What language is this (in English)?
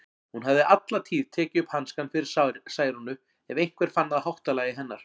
Icelandic